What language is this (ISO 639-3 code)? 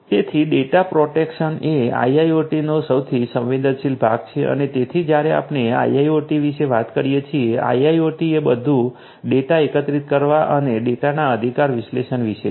guj